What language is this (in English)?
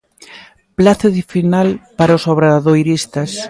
Galician